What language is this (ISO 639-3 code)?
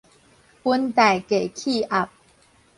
nan